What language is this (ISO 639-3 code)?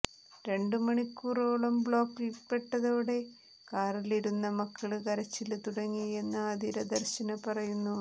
mal